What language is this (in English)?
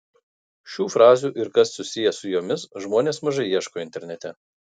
Lithuanian